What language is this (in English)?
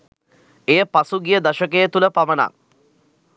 Sinhala